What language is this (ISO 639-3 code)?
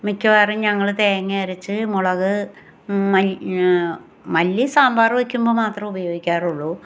mal